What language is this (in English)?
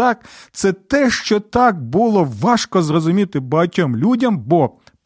Ukrainian